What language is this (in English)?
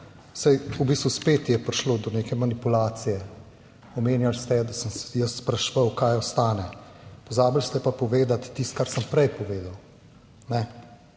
Slovenian